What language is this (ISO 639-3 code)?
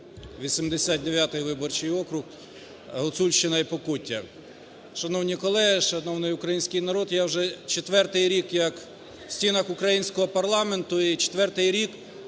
ukr